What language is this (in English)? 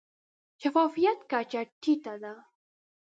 Pashto